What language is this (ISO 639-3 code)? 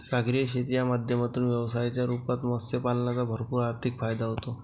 mar